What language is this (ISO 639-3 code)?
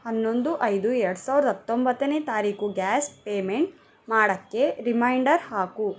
kan